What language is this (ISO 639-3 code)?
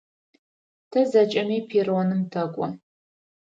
ady